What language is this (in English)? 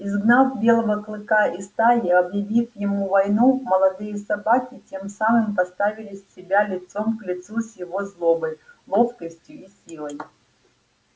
Russian